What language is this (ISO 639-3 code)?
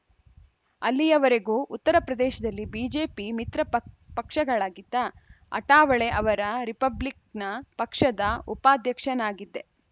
kan